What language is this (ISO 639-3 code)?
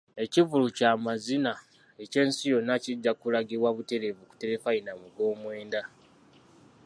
lug